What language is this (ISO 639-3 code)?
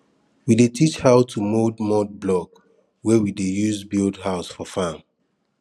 pcm